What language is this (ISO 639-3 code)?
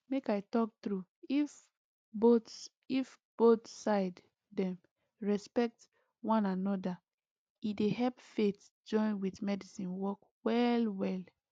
pcm